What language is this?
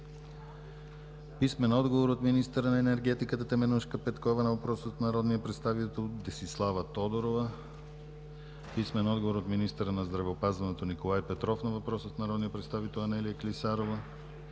Bulgarian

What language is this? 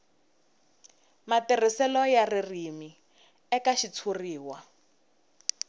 Tsonga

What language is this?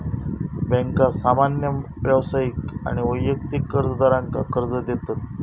Marathi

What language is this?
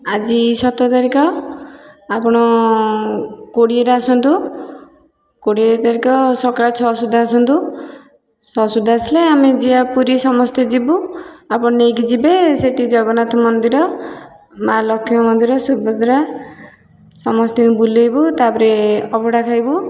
Odia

